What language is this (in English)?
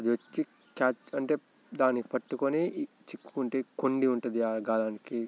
Telugu